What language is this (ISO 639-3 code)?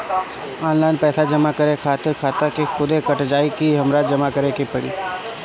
bho